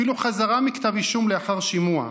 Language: Hebrew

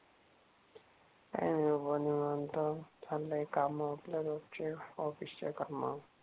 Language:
Marathi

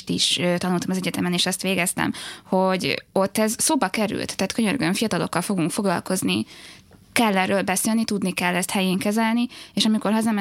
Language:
Hungarian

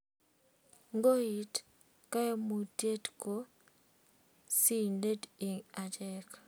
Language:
Kalenjin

